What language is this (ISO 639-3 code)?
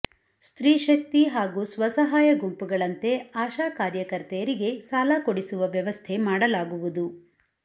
kan